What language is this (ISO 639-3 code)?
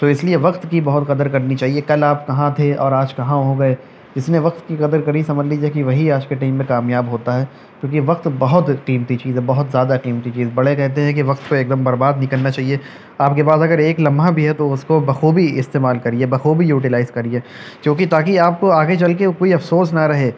urd